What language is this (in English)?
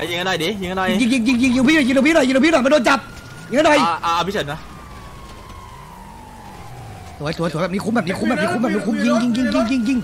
Thai